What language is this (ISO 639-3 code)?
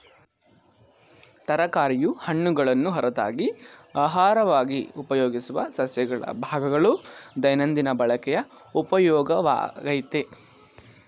kan